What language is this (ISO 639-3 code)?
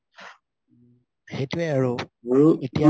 asm